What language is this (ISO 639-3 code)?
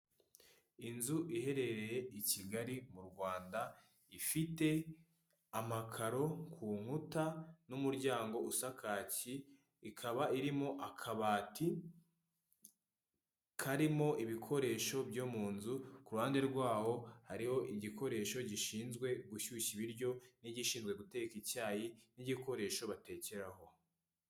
kin